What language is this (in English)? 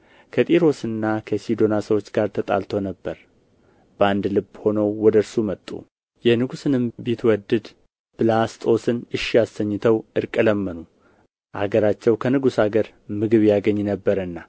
Amharic